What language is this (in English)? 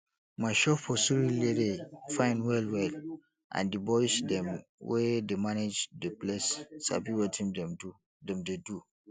Nigerian Pidgin